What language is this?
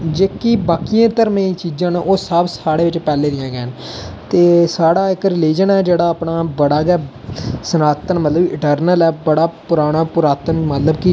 Dogri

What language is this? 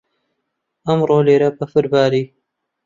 Central Kurdish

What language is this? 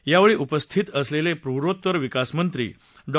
Marathi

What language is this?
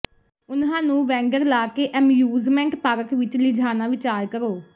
Punjabi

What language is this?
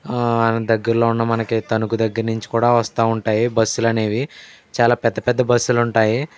Telugu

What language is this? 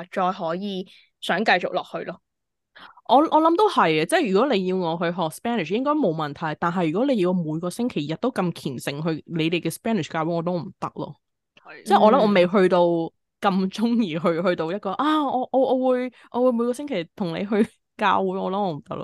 Chinese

